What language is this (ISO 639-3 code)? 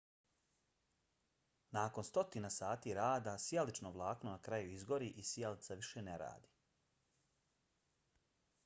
bos